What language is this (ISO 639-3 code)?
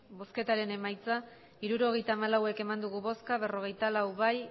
eus